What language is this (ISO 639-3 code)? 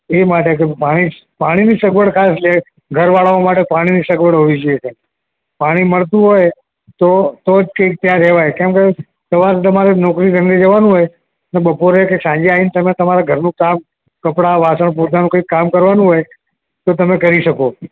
guj